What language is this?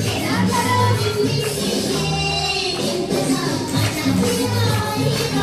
Indonesian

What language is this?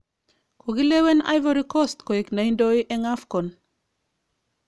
Kalenjin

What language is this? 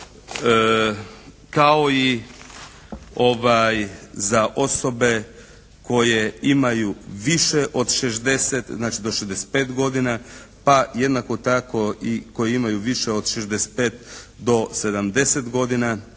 Croatian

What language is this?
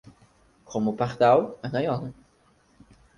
Portuguese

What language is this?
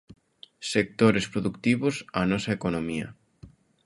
Galician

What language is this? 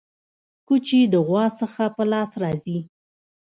Pashto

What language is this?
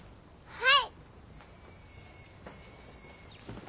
Japanese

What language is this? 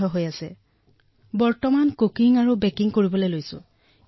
Assamese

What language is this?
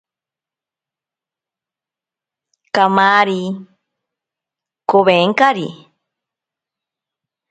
Ashéninka Perené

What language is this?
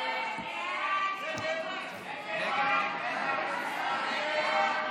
Hebrew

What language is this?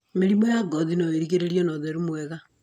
Kikuyu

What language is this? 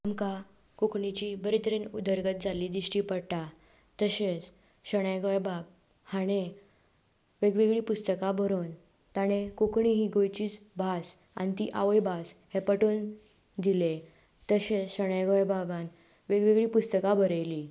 Konkani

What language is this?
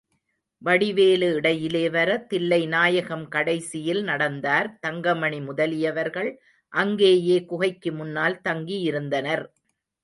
Tamil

